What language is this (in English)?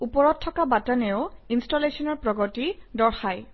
Assamese